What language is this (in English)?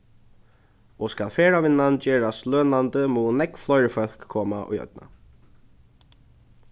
Faroese